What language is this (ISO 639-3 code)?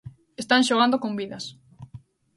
glg